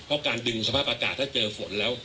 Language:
Thai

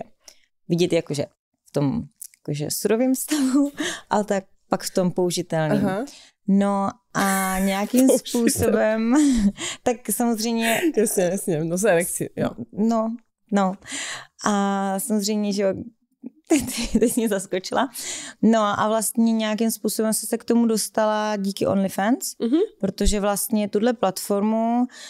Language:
Czech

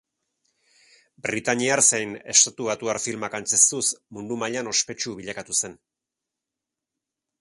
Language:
Basque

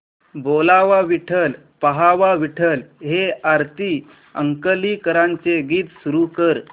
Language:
Marathi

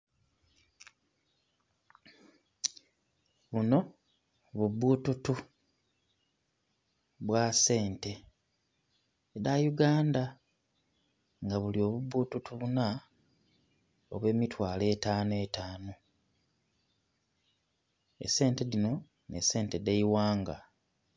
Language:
Soga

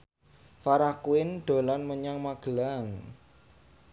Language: Javanese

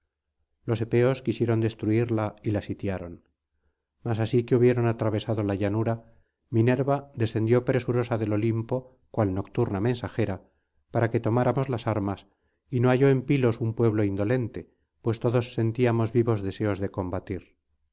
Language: Spanish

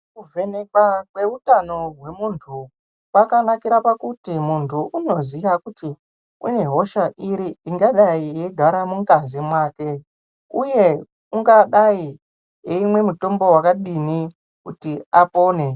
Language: Ndau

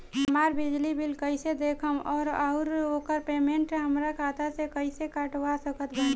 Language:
Bhojpuri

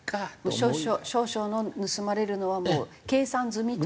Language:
Japanese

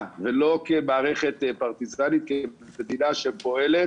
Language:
Hebrew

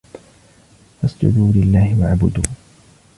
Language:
Arabic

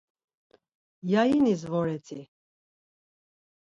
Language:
Laz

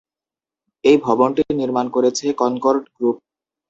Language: Bangla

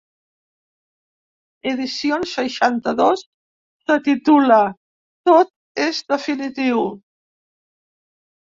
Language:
Catalan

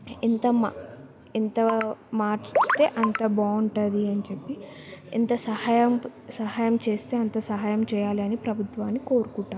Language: Telugu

